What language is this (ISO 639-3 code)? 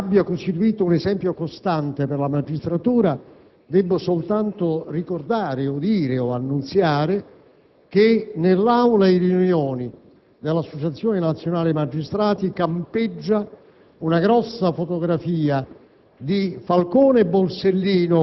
ita